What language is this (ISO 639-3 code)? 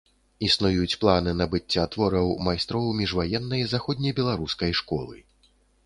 bel